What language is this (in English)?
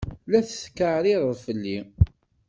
Kabyle